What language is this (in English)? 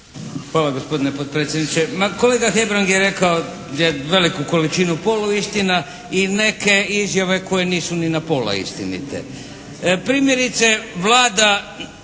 Croatian